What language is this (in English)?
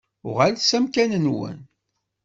Kabyle